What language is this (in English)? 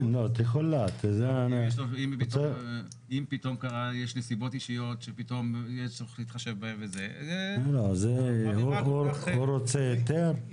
Hebrew